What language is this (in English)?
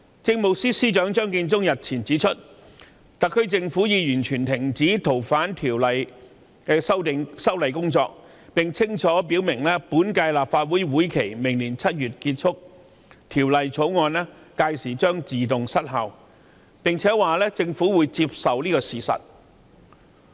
Cantonese